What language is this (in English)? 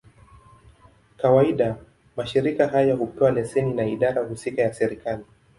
Swahili